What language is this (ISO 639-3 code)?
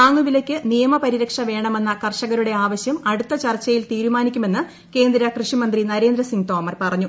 mal